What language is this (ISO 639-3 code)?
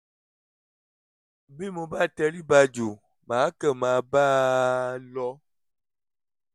yor